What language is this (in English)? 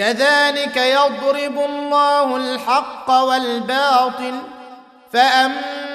Arabic